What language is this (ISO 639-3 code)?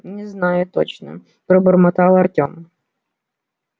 rus